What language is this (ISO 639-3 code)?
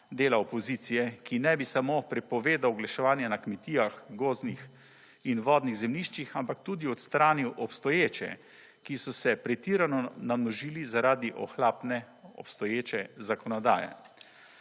slv